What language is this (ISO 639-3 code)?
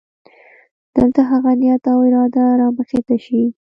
pus